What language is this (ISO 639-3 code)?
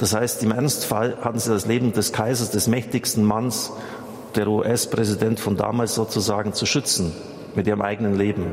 deu